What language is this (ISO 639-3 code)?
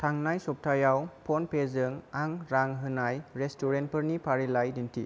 brx